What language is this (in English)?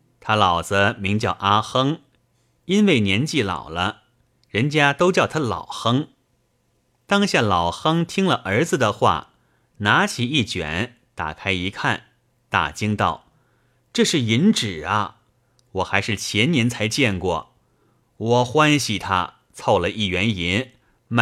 Chinese